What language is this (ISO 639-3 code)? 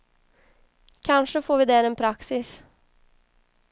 swe